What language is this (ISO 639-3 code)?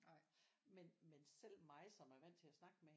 dan